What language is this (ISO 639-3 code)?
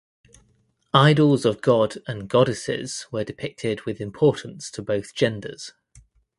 eng